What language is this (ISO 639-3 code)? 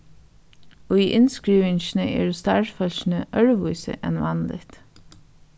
fao